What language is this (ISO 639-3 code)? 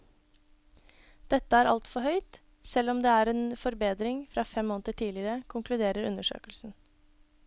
nor